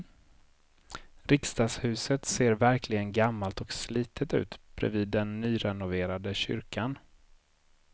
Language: Swedish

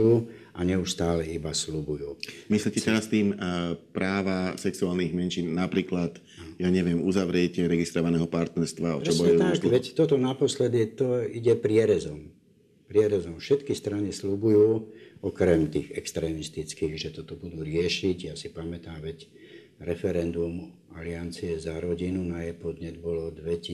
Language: Slovak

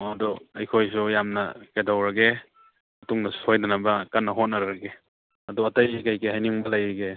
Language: Manipuri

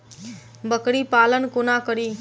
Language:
Maithili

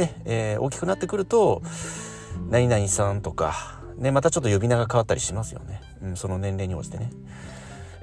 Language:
Japanese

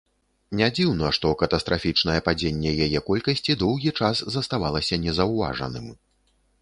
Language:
Belarusian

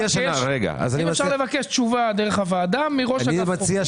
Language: Hebrew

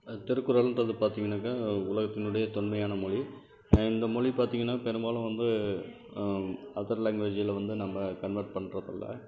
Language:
Tamil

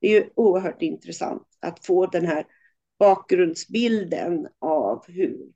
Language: Swedish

